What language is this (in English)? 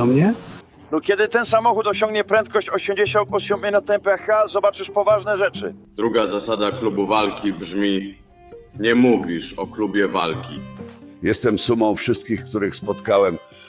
Polish